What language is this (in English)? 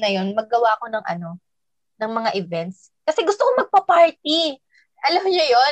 Filipino